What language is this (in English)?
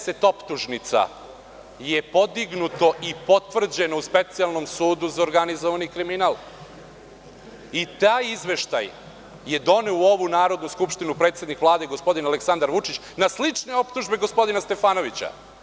Serbian